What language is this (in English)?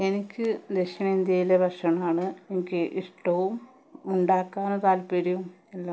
Malayalam